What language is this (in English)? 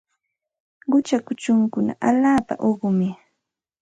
Santa Ana de Tusi Pasco Quechua